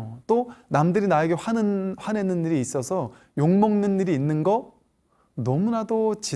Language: Korean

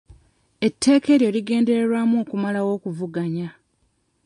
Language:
Ganda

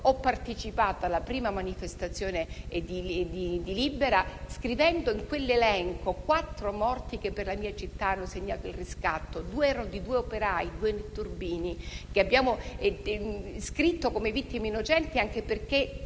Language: Italian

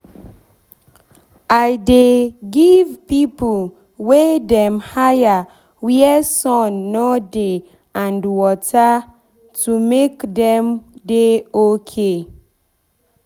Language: Nigerian Pidgin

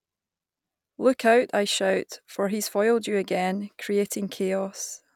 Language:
English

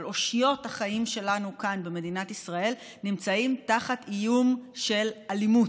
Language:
Hebrew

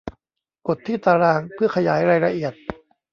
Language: Thai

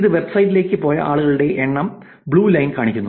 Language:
Malayalam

